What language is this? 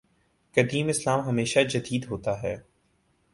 Urdu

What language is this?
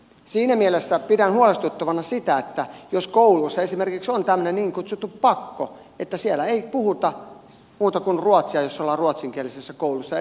Finnish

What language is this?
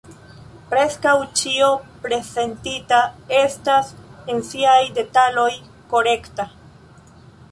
Esperanto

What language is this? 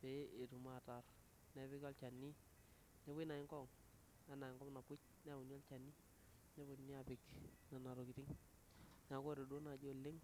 Masai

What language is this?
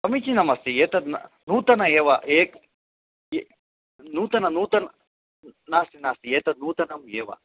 Sanskrit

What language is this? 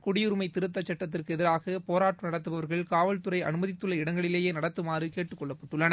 Tamil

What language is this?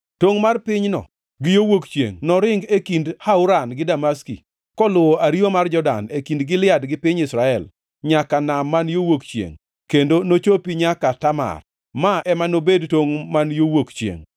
Luo (Kenya and Tanzania)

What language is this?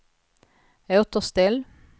Swedish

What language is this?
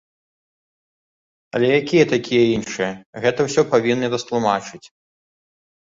Belarusian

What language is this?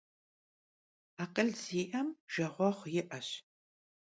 Kabardian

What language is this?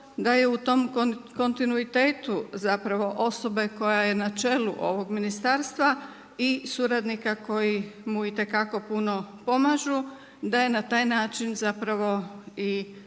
Croatian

